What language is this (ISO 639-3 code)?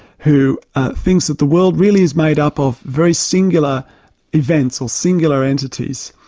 eng